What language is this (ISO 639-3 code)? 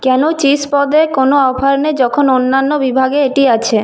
ben